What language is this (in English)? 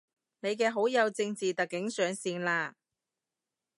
Cantonese